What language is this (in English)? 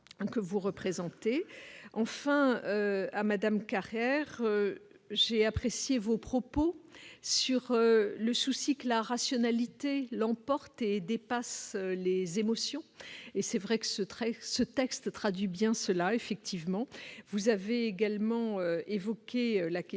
French